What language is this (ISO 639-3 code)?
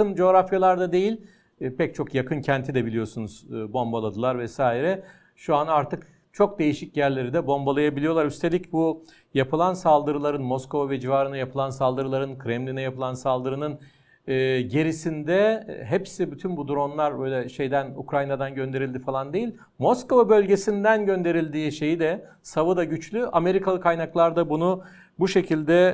tur